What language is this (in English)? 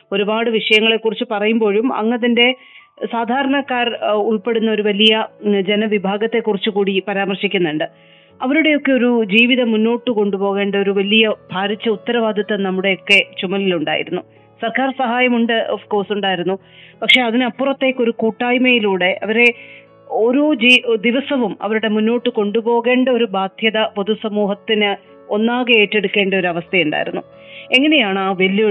Malayalam